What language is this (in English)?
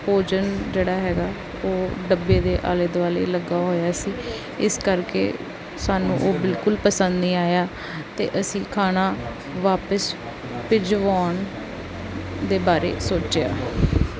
Punjabi